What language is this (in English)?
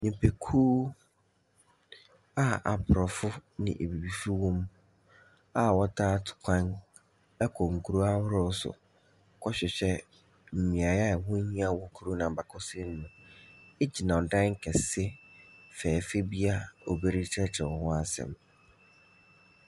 Akan